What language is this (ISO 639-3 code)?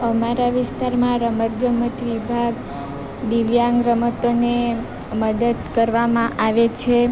guj